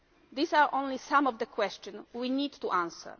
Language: English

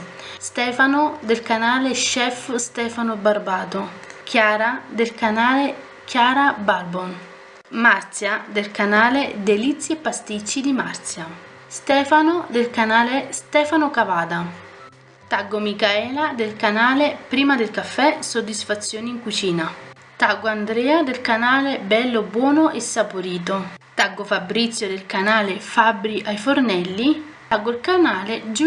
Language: Italian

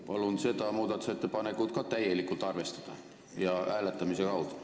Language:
Estonian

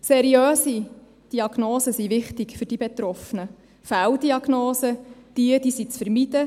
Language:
Swiss German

